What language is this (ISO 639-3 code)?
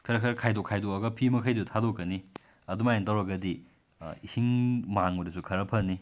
mni